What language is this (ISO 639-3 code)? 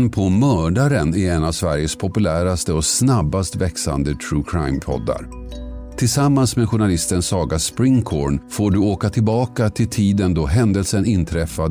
swe